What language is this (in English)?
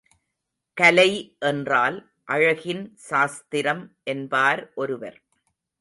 Tamil